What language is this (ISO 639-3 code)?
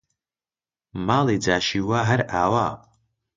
ckb